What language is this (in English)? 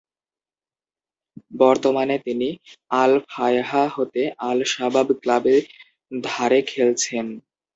Bangla